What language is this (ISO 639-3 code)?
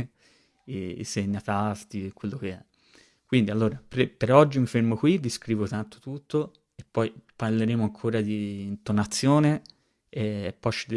ita